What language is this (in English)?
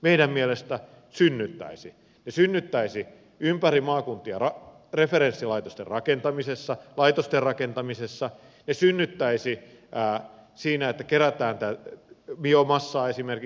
Finnish